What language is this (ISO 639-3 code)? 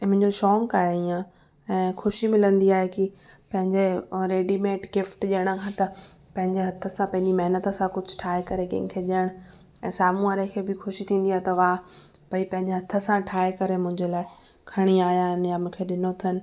snd